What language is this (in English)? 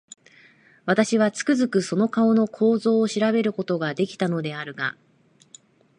Japanese